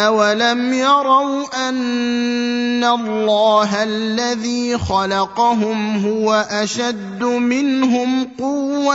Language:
Arabic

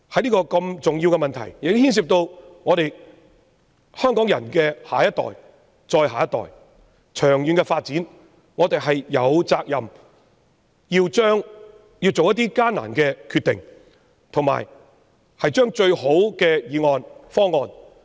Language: Cantonese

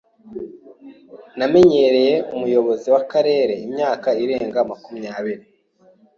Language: Kinyarwanda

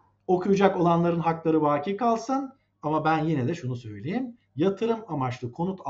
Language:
Turkish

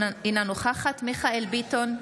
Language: Hebrew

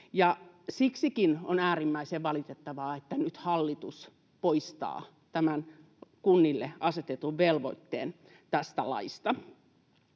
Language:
Finnish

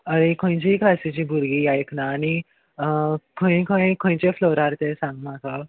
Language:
Konkani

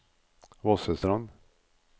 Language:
Norwegian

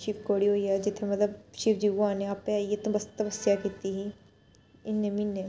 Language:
Dogri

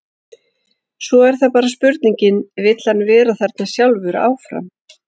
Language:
Icelandic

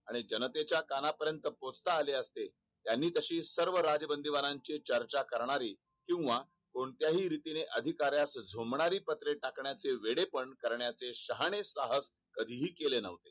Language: Marathi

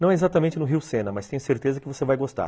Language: Portuguese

